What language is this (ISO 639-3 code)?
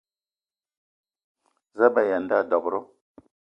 eto